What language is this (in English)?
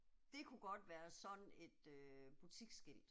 Danish